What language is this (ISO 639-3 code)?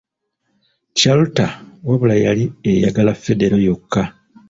lug